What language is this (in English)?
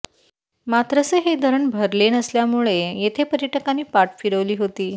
Marathi